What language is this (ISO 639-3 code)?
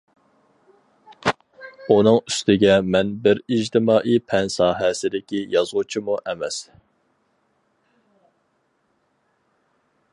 uig